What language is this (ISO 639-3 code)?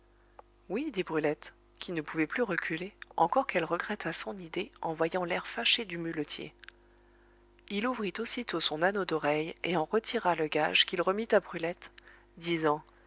fra